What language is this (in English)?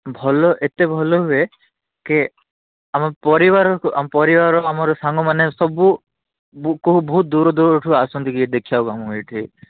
Odia